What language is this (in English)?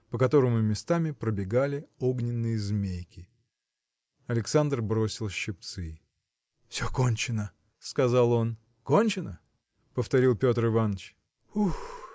Russian